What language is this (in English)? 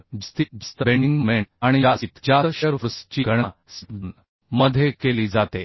Marathi